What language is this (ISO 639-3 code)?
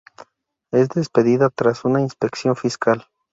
spa